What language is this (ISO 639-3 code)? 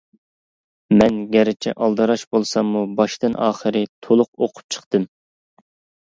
uig